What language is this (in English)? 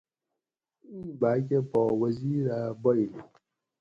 Gawri